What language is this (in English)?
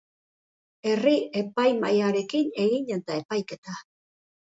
Basque